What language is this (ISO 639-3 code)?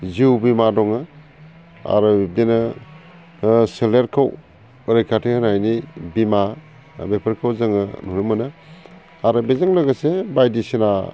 brx